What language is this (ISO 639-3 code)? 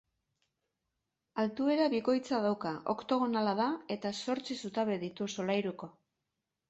eus